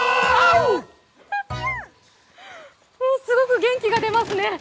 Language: Japanese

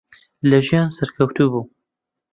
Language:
Central Kurdish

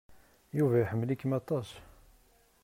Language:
Kabyle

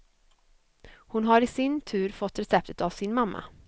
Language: Swedish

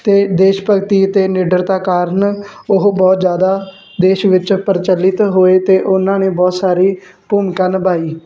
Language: Punjabi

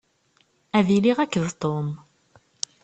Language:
Kabyle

